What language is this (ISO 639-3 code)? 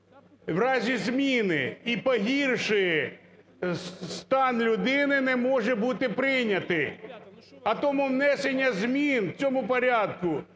ukr